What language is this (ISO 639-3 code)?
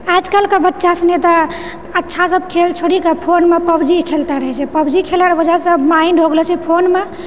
mai